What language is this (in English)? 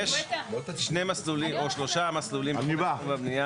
Hebrew